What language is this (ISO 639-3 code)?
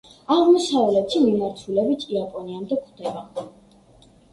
kat